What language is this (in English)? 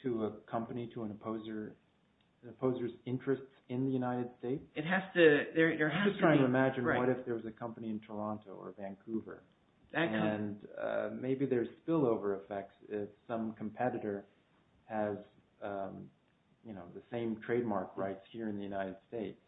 English